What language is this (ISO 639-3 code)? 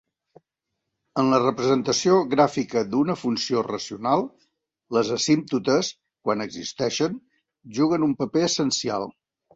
cat